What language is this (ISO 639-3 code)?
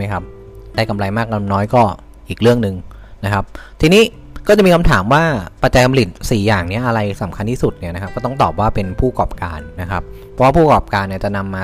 tha